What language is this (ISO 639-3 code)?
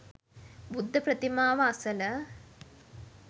sin